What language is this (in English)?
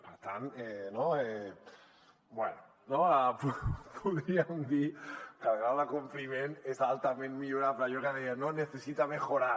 Catalan